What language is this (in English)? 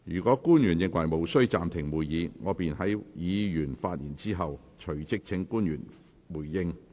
Cantonese